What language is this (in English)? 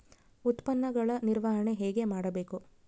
Kannada